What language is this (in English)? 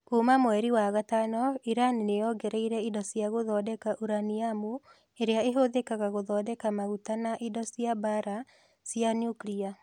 Kikuyu